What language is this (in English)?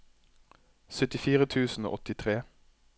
Norwegian